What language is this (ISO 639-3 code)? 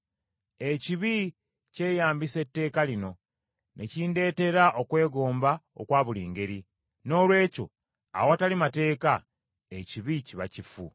lug